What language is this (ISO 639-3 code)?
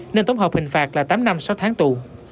vie